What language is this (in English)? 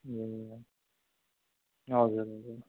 Nepali